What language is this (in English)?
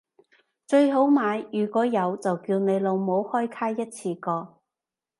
Cantonese